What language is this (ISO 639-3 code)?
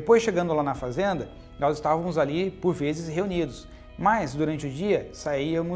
por